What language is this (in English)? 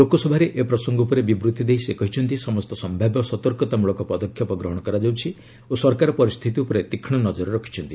Odia